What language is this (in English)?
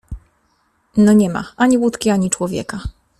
Polish